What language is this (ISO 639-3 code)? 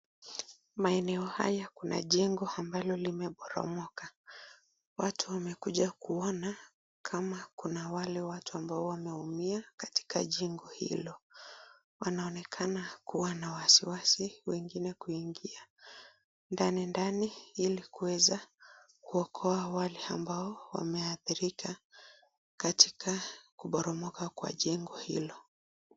swa